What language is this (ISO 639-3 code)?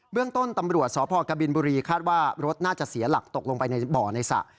tha